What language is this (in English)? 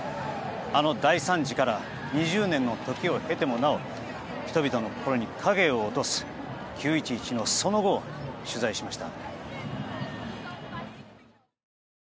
Japanese